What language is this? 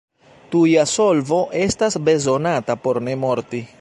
Esperanto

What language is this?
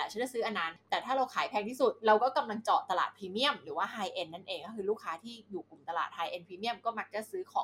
Thai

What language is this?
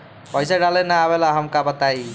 Bhojpuri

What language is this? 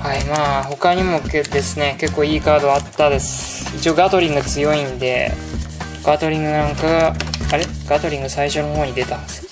Japanese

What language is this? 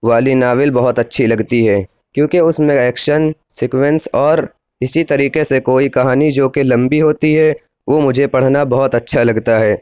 Urdu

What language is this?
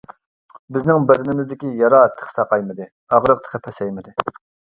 Uyghur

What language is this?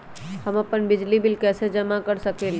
Magahi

